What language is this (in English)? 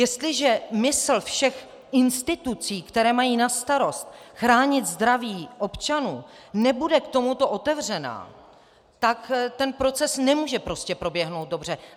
Czech